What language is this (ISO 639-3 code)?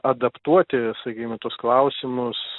lit